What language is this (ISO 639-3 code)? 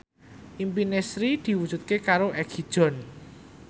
jav